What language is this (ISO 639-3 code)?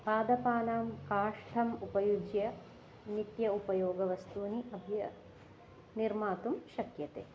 san